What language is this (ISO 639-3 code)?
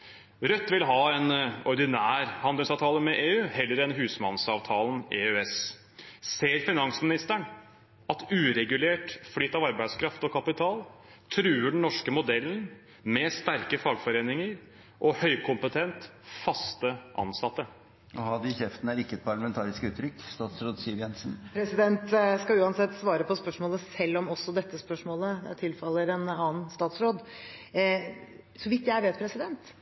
nor